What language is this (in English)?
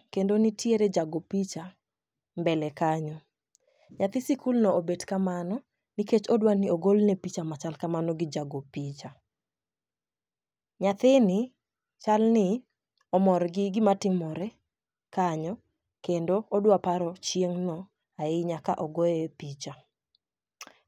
Luo (Kenya and Tanzania)